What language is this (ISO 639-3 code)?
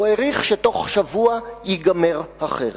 heb